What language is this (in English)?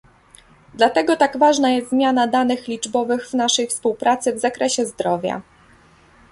Polish